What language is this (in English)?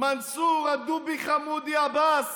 Hebrew